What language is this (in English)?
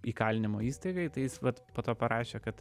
Lithuanian